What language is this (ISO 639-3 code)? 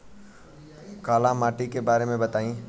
bho